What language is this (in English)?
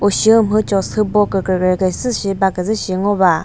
Chokri Naga